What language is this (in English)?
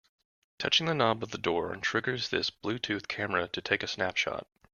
English